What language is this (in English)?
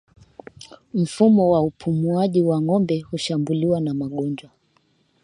Swahili